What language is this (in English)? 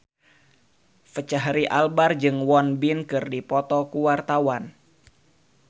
Sundanese